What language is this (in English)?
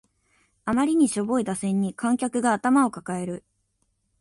Japanese